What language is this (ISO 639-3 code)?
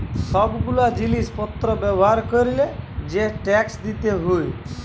ben